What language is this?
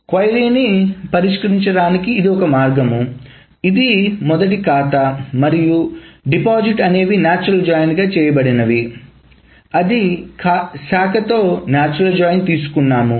Telugu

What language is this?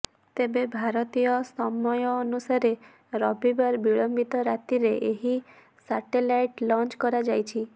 Odia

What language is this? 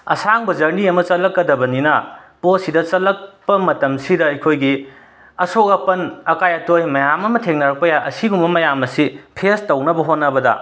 Manipuri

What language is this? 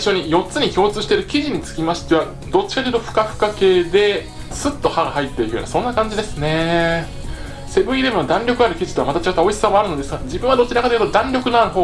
Japanese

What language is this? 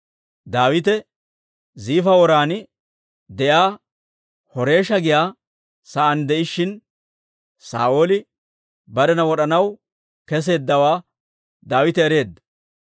Dawro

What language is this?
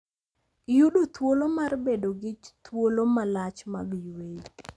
Luo (Kenya and Tanzania)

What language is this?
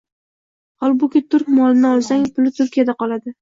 Uzbek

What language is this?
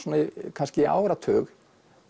Icelandic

